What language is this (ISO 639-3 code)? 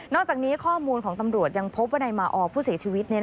tha